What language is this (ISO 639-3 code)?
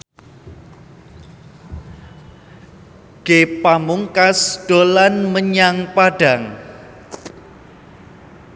jav